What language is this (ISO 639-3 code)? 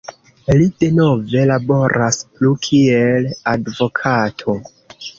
epo